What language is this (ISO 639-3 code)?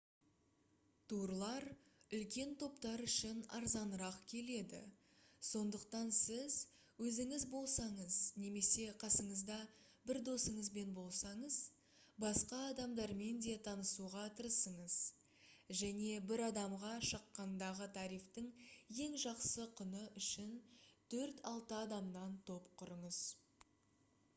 kaz